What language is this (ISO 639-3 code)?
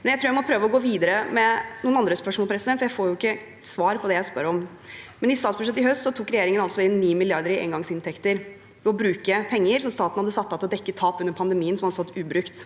nor